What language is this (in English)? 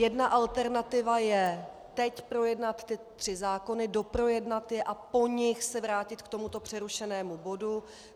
Czech